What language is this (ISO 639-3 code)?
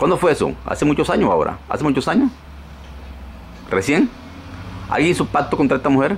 spa